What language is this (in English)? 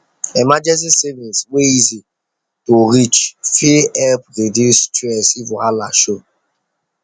Nigerian Pidgin